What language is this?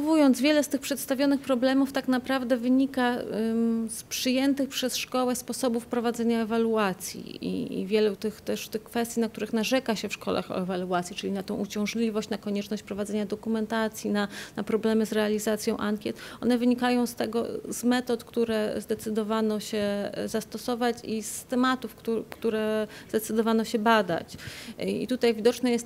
Polish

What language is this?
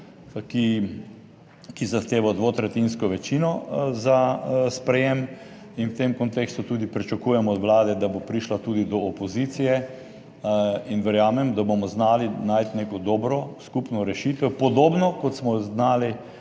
Slovenian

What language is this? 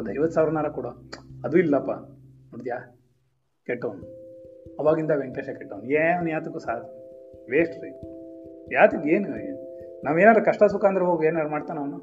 Kannada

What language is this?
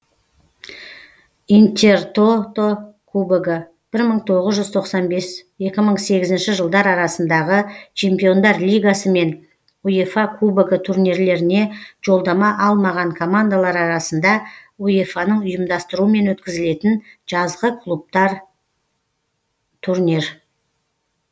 Kazakh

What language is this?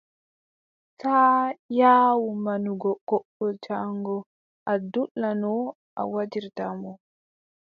Adamawa Fulfulde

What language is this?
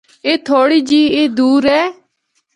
Northern Hindko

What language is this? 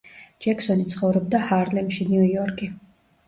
Georgian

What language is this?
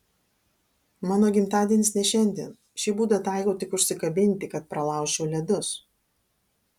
Lithuanian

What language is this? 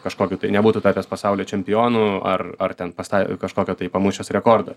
Lithuanian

